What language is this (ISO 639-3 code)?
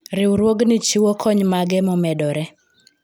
luo